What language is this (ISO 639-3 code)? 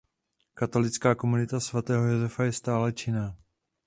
ces